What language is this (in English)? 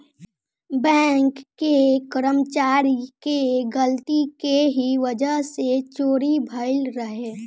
Bhojpuri